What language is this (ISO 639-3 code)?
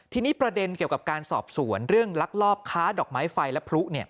tha